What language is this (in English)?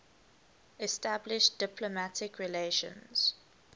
English